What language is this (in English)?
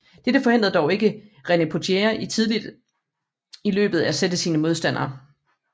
Danish